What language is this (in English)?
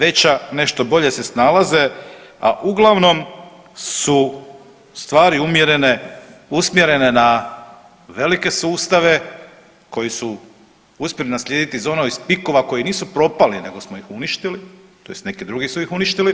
Croatian